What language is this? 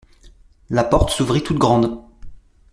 French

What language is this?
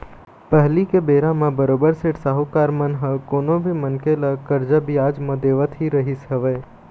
Chhattisgarhi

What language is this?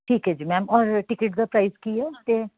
Punjabi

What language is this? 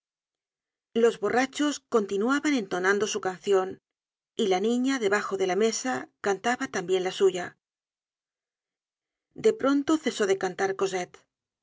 Spanish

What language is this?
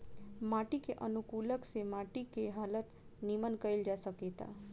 Bhojpuri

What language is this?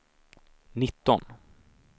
Swedish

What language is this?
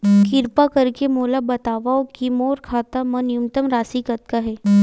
Chhattisgarhi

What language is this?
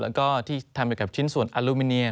Thai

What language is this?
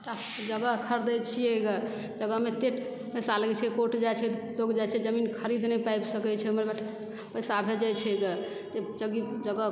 Maithili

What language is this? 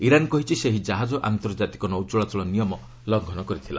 Odia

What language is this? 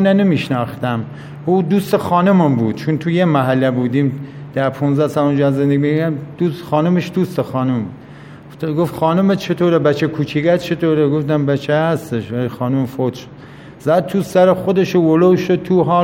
Persian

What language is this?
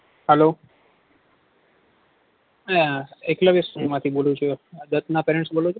Gujarati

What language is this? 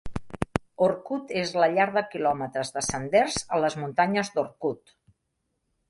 Catalan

